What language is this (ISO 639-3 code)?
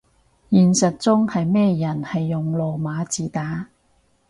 yue